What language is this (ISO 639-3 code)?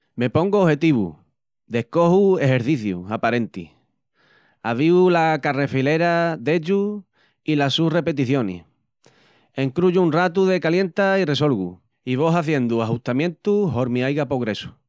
ext